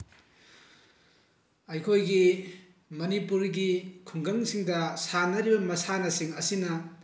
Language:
Manipuri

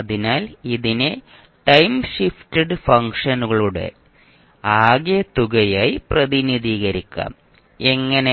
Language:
Malayalam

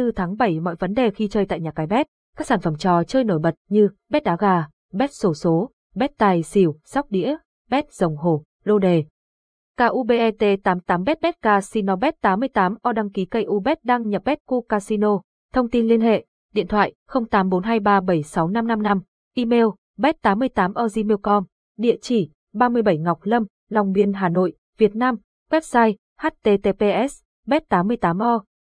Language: Vietnamese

